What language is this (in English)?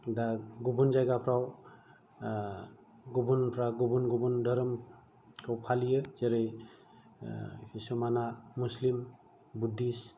Bodo